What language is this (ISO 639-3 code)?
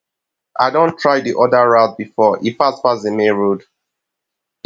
pcm